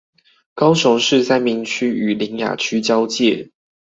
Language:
Chinese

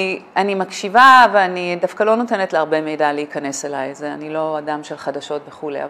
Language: Hebrew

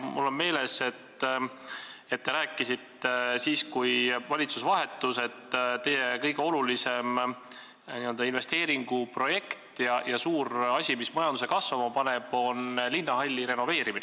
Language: Estonian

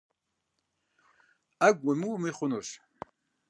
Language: Kabardian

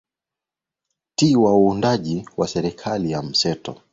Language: Swahili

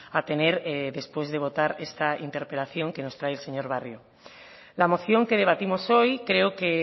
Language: Spanish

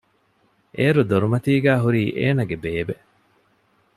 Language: Divehi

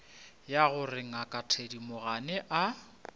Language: Northern Sotho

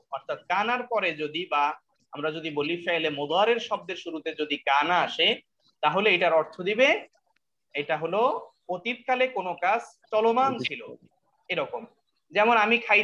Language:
Indonesian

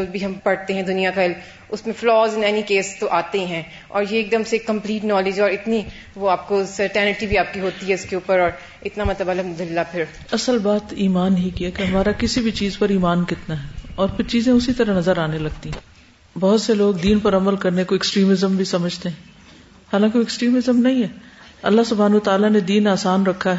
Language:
Urdu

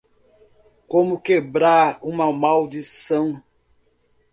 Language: Portuguese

